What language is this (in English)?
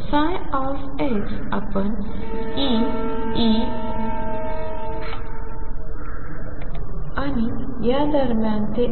Marathi